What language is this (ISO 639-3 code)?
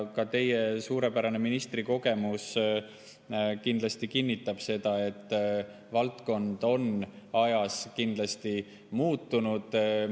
est